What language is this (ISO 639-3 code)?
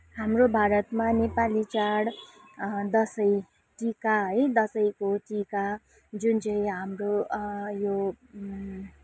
nep